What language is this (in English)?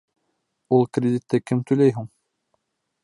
Bashkir